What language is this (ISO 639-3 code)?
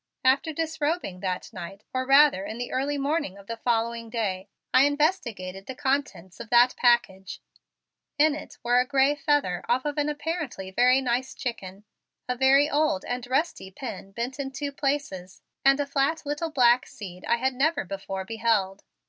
eng